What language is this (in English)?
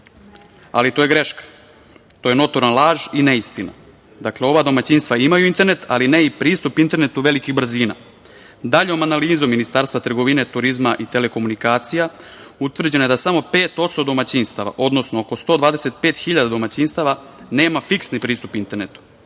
Serbian